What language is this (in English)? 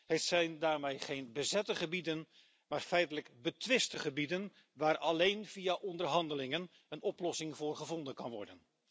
Dutch